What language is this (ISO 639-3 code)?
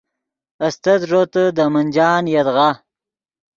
ydg